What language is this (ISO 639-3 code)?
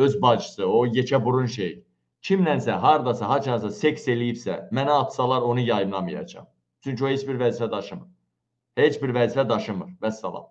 tur